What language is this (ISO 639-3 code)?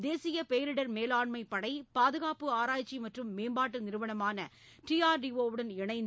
tam